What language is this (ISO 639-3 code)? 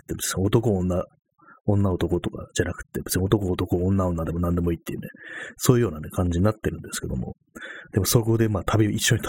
jpn